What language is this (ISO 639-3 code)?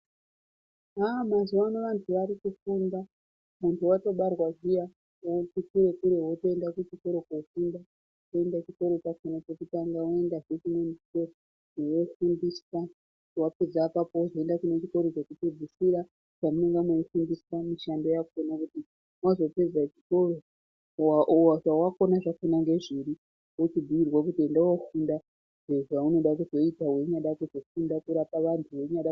ndc